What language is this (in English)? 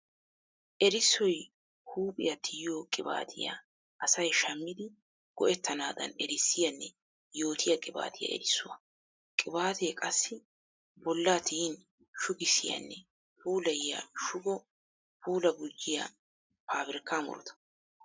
Wolaytta